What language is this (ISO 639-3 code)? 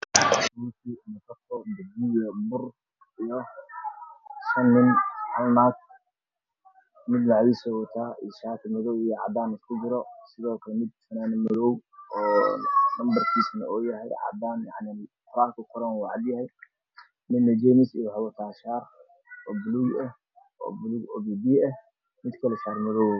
som